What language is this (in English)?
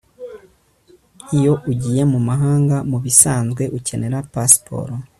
Kinyarwanda